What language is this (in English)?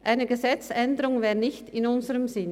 Swiss German